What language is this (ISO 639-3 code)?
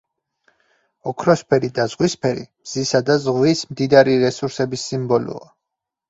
kat